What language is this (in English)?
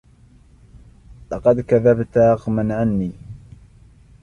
Arabic